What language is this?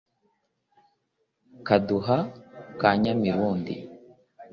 Kinyarwanda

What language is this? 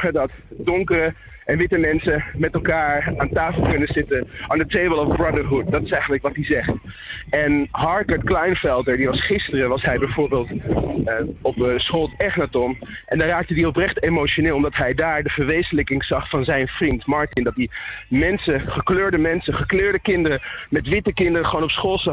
Dutch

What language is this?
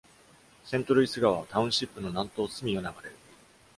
Japanese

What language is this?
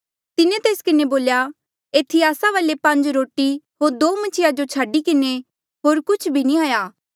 Mandeali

